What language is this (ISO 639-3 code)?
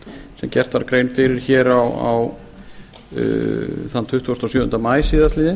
isl